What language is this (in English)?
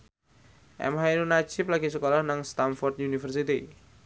Javanese